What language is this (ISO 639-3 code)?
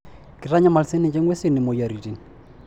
mas